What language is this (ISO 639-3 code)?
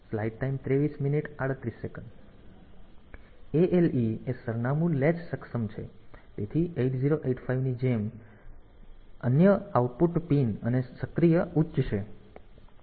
guj